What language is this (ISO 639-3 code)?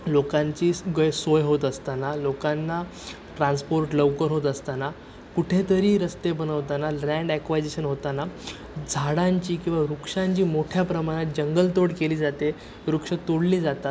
mar